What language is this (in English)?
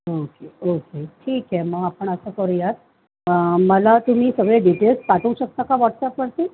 Marathi